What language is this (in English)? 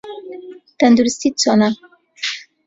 Central Kurdish